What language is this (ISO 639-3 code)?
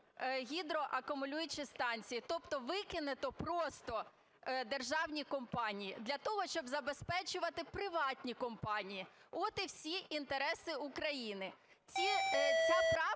ukr